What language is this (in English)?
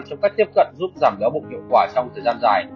Vietnamese